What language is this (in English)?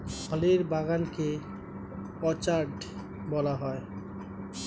Bangla